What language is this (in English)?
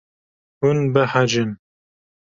Kurdish